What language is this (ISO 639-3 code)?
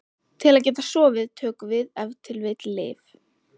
isl